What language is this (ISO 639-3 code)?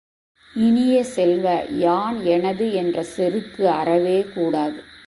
tam